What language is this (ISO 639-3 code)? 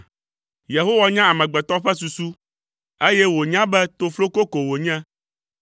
ewe